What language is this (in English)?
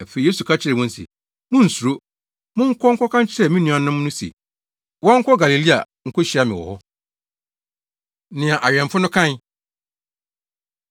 Akan